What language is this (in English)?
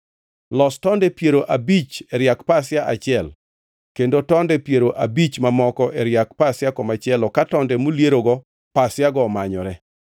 Luo (Kenya and Tanzania)